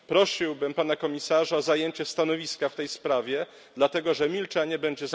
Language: Polish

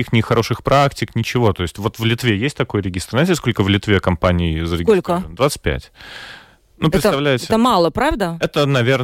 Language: Russian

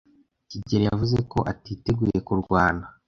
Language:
Kinyarwanda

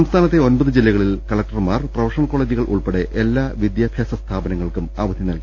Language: Malayalam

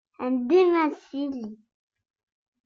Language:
Kabyle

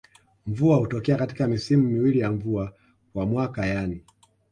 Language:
Swahili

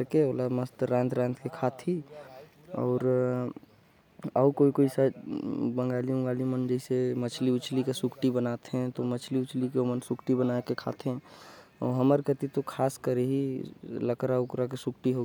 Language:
Korwa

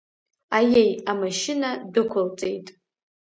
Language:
Abkhazian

